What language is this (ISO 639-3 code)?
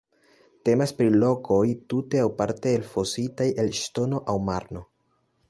epo